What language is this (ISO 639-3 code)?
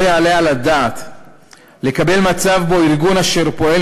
heb